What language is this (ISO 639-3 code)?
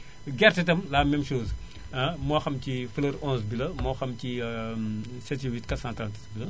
wol